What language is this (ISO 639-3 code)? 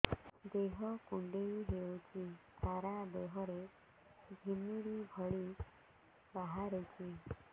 ori